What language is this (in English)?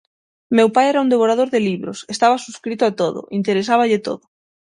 Galician